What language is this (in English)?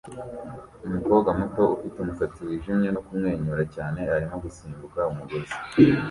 Kinyarwanda